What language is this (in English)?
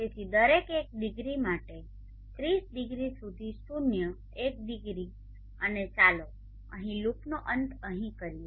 Gujarati